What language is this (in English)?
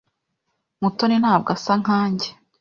Kinyarwanda